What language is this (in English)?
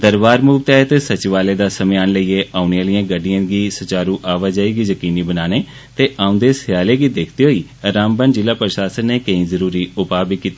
Dogri